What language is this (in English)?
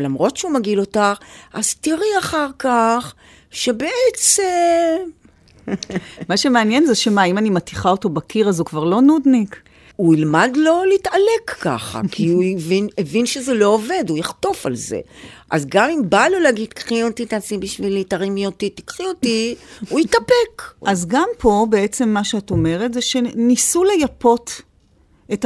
Hebrew